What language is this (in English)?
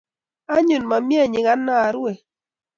Kalenjin